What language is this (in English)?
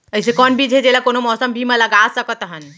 Chhattisgarhi